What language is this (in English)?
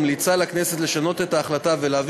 Hebrew